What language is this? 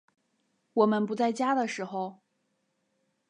Chinese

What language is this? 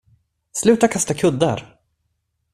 Swedish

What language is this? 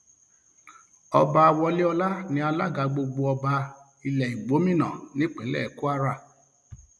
Yoruba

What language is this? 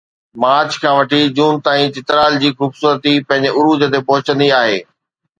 Sindhi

